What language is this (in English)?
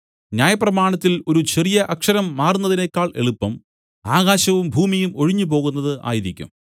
Malayalam